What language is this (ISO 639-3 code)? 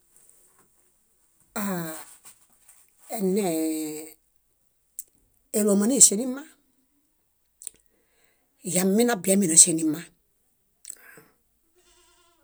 bda